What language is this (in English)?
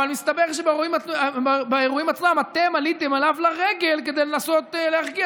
Hebrew